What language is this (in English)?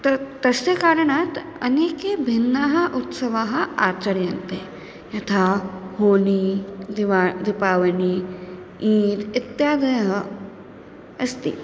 Sanskrit